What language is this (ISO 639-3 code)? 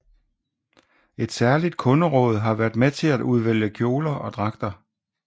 dan